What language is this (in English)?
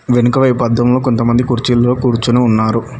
Telugu